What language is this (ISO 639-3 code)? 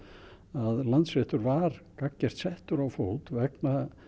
isl